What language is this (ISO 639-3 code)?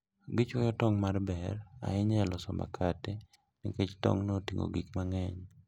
luo